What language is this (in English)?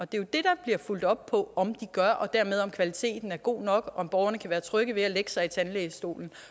Danish